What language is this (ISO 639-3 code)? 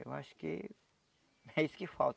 por